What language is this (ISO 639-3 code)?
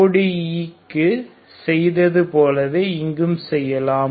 tam